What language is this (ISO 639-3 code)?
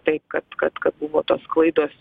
lit